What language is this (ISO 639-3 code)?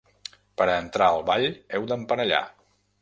cat